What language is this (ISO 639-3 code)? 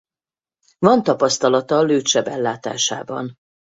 hun